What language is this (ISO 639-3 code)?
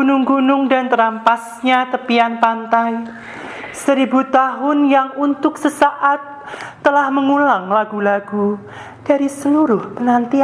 ind